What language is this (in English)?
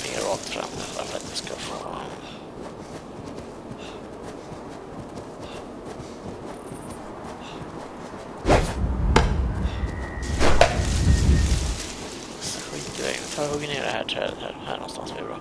Swedish